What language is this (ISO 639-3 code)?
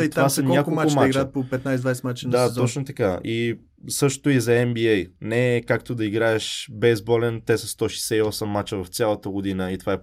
bul